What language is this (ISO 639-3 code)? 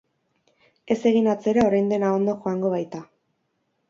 eus